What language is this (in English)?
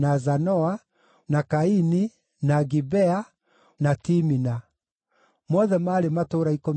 Kikuyu